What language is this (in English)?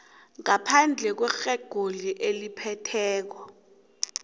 South Ndebele